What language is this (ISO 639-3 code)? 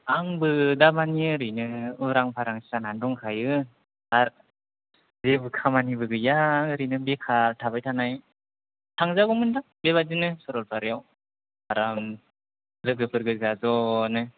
brx